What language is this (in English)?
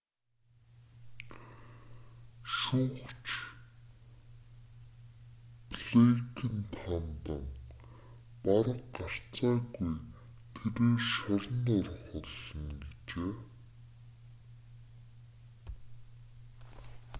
Mongolian